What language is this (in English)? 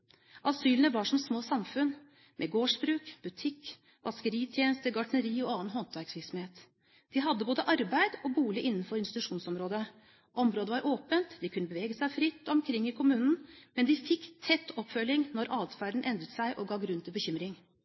Norwegian Bokmål